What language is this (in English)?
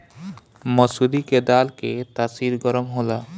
Bhojpuri